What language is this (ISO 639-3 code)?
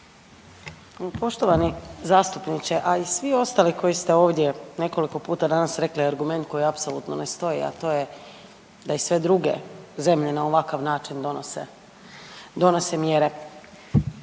hrv